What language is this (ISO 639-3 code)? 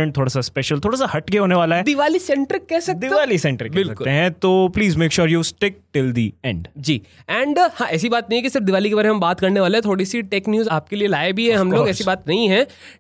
hin